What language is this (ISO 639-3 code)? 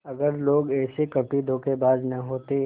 hin